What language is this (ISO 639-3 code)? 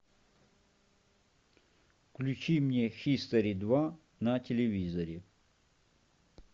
rus